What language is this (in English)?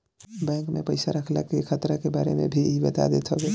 Bhojpuri